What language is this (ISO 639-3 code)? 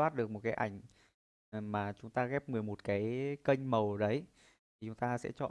vie